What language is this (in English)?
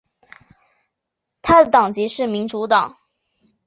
Chinese